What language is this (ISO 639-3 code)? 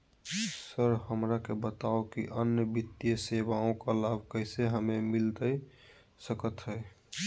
mag